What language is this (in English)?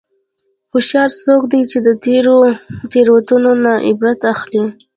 Pashto